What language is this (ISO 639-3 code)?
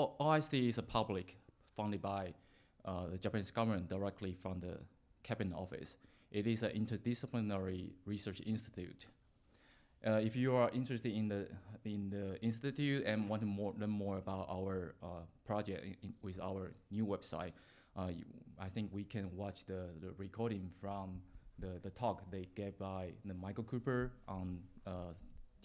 eng